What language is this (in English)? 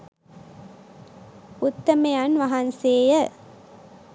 Sinhala